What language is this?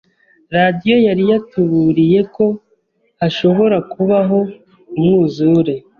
Kinyarwanda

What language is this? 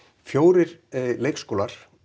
Icelandic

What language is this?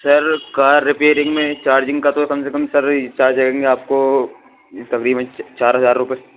Urdu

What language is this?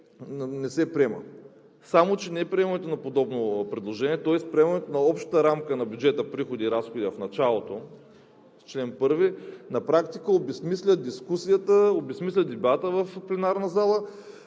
Bulgarian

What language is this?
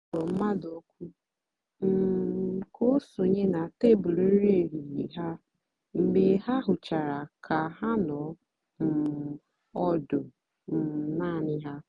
Igbo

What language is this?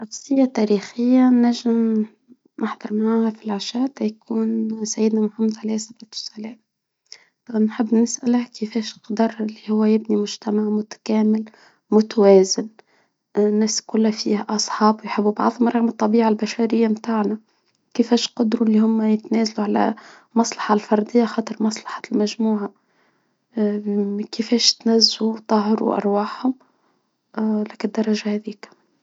Tunisian Arabic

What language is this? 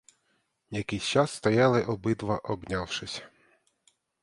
Ukrainian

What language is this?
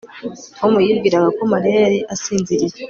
Kinyarwanda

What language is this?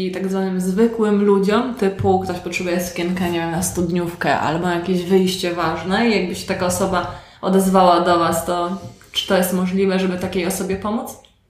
Polish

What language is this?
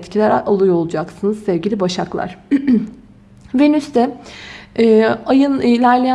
Turkish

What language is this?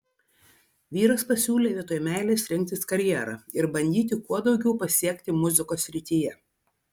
Lithuanian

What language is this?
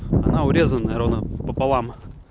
Russian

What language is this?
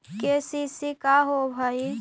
Magahi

